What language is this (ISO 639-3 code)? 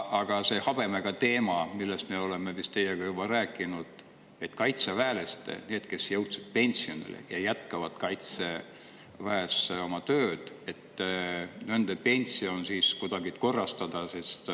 est